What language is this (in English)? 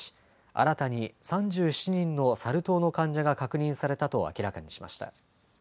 Japanese